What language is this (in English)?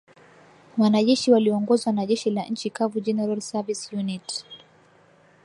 Swahili